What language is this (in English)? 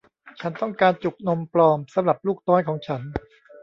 Thai